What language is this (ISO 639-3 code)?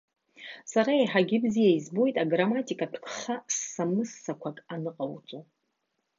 abk